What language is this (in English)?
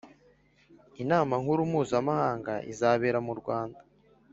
Kinyarwanda